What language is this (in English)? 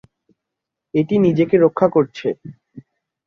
Bangla